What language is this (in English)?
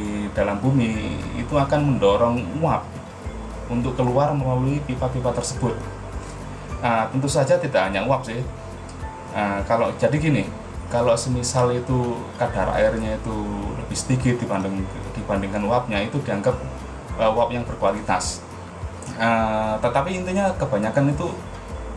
Indonesian